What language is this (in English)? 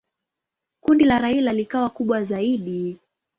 Swahili